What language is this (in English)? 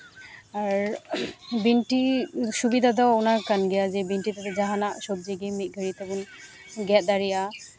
Santali